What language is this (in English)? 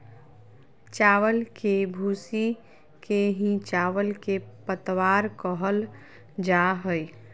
Magahi